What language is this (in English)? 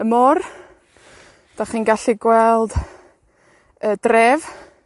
Welsh